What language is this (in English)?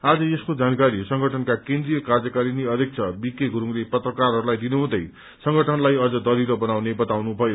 Nepali